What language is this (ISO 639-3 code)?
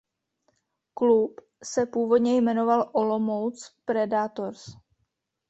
ces